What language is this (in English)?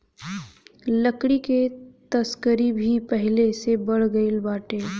Bhojpuri